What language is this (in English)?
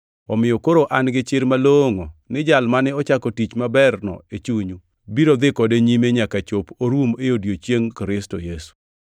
Luo (Kenya and Tanzania)